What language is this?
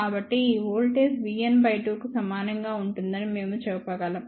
Telugu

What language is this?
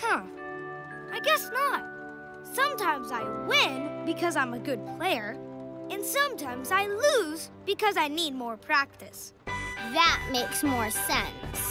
English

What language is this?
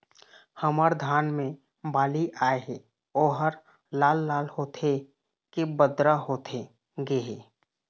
Chhattisgarhi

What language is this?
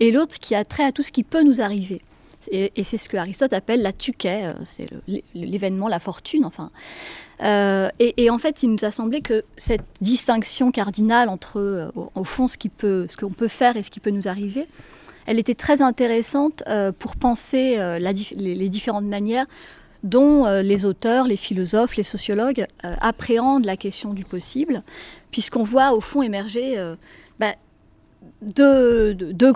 French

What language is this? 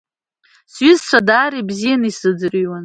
Abkhazian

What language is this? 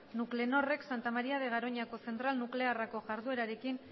Basque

